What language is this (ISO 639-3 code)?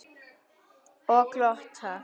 isl